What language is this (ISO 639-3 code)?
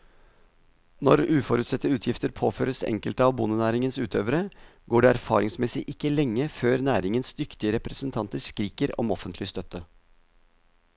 nor